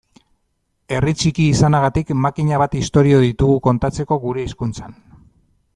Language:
Basque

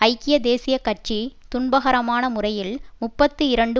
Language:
Tamil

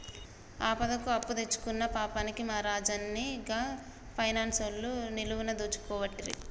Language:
Telugu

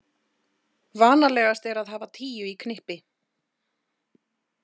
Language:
Icelandic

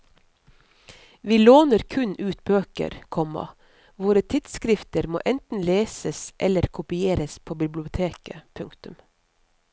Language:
Norwegian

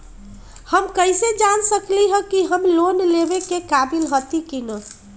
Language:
Magahi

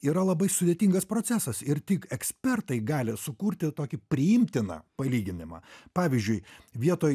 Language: Lithuanian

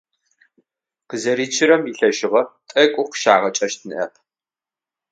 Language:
Adyghe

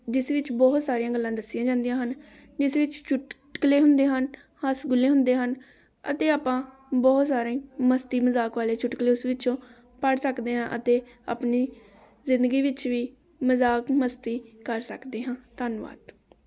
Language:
Punjabi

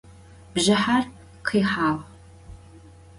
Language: Adyghe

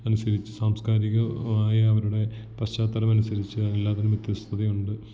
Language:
Malayalam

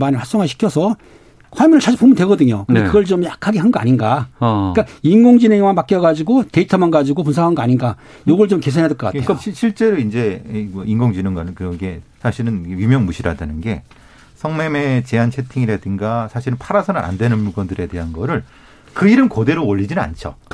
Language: Korean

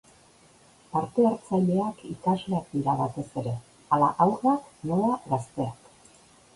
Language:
Basque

